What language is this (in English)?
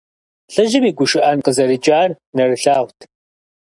Kabardian